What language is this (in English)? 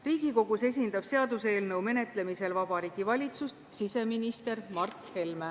Estonian